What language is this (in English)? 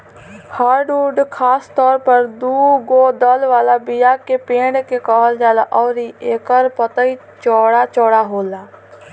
Bhojpuri